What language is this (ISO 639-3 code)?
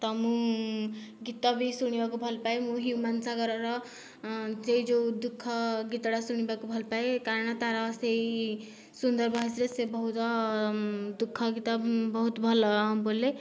ori